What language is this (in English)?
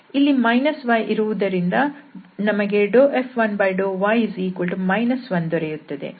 Kannada